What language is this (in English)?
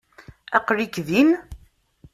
Kabyle